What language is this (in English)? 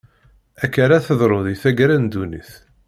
Kabyle